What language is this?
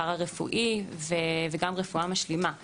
Hebrew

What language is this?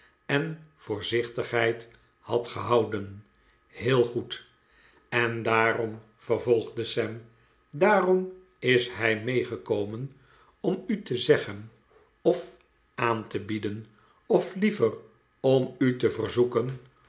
Dutch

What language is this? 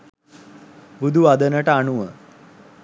Sinhala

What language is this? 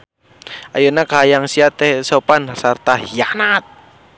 Sundanese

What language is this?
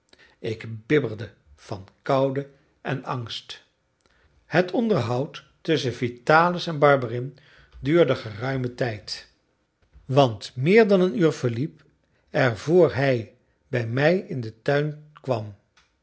Dutch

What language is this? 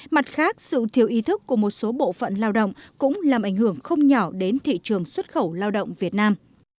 Vietnamese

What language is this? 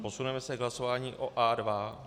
Czech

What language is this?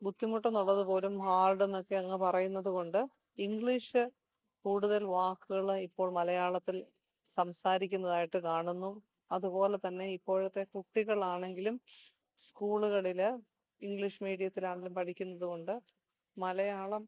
Malayalam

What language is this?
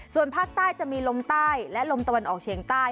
Thai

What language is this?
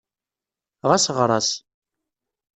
Kabyle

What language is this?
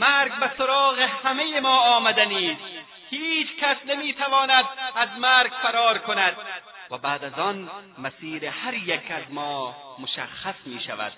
Persian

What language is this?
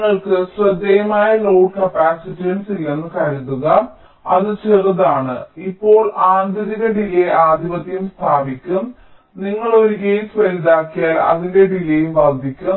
Malayalam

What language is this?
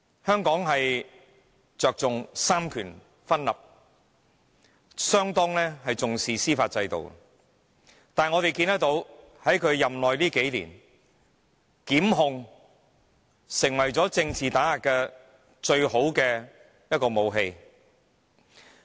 Cantonese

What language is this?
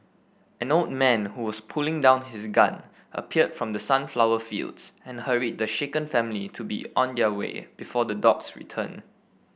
English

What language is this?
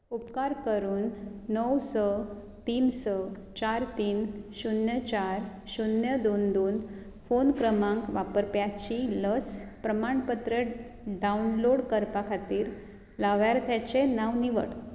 Konkani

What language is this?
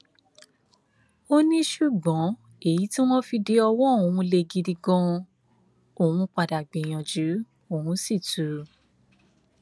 Yoruba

